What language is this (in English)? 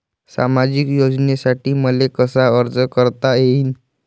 Marathi